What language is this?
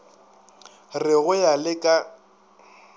Northern Sotho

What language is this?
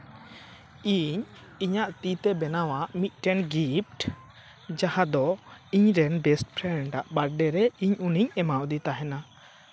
Santali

